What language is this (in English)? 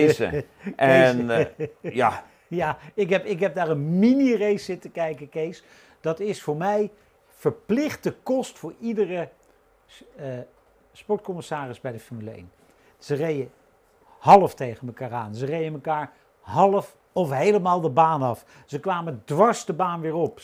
Dutch